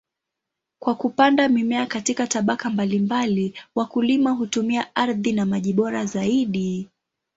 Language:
Swahili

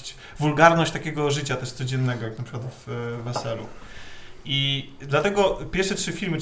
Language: Polish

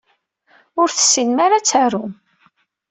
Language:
Kabyle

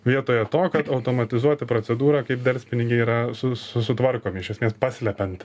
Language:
Lithuanian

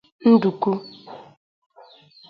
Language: Igbo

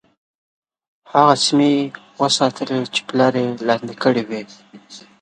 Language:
Pashto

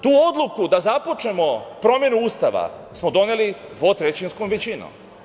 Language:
Serbian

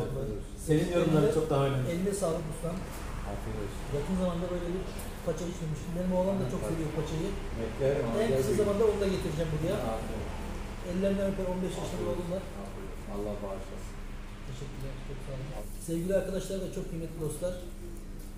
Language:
Turkish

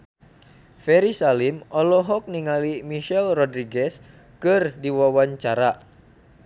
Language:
Sundanese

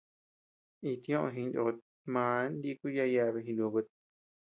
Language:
Tepeuxila Cuicatec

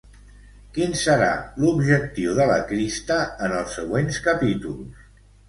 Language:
Catalan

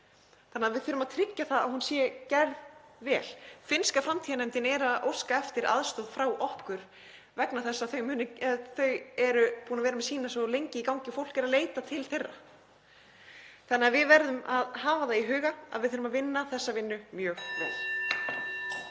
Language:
Icelandic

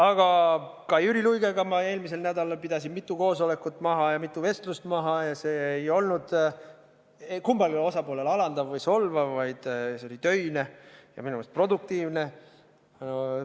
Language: Estonian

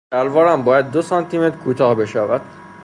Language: Persian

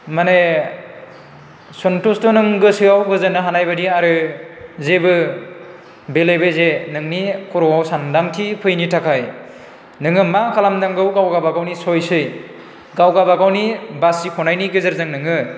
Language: Bodo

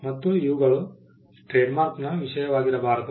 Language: Kannada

